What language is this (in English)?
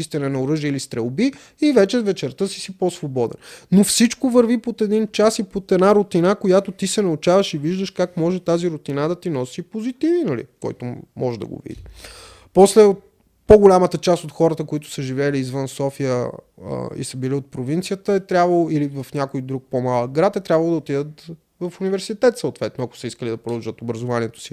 Bulgarian